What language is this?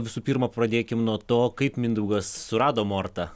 Lithuanian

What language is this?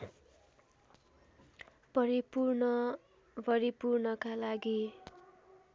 Nepali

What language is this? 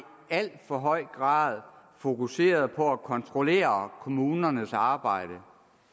Danish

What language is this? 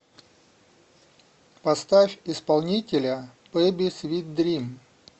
Russian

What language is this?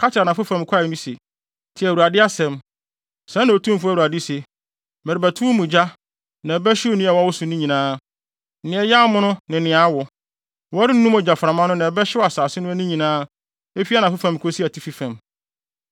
Akan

